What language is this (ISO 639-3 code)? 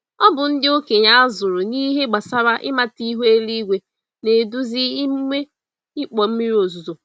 ibo